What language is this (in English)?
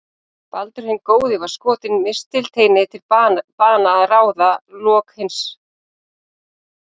Icelandic